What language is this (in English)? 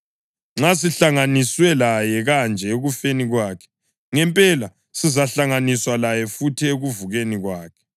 North Ndebele